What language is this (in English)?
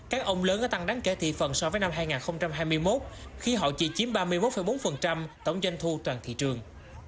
Vietnamese